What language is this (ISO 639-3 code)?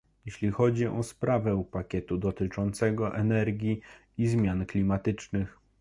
pol